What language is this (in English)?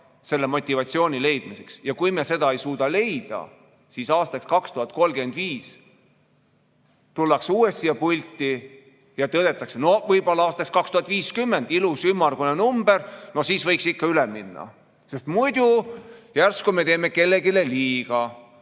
Estonian